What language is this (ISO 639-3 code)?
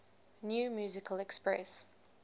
eng